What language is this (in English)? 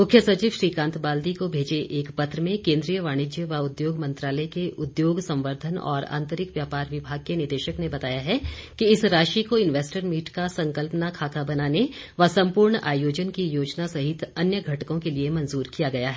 Hindi